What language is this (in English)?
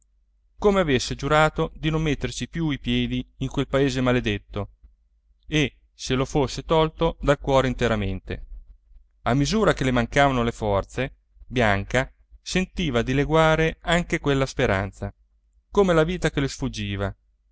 Italian